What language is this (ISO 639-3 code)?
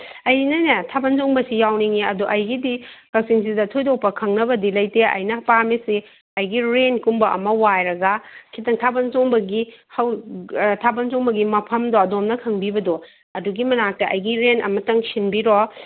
mni